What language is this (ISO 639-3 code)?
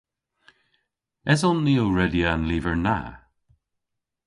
cor